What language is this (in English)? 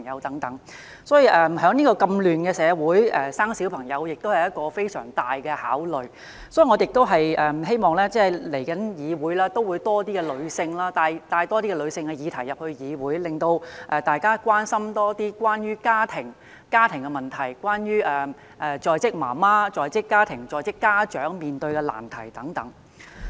Cantonese